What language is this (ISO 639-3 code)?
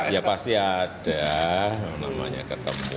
ind